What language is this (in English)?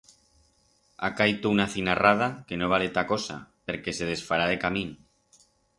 Aragonese